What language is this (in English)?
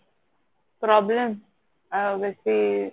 Odia